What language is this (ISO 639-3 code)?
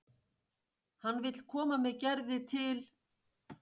isl